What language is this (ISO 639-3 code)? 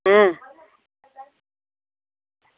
doi